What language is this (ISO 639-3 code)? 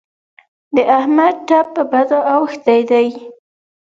pus